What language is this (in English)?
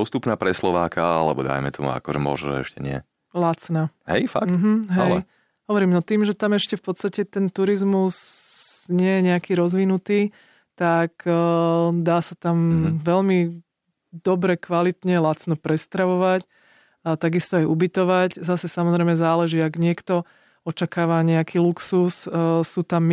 Slovak